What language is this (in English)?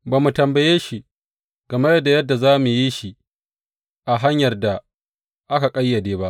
Hausa